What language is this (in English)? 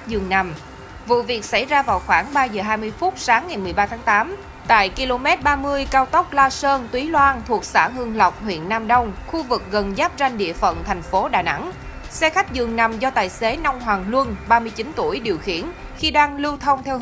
Vietnamese